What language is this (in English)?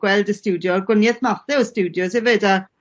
Welsh